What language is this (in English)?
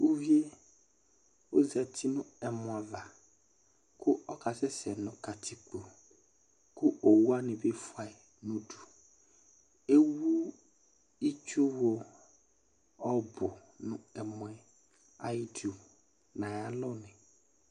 Ikposo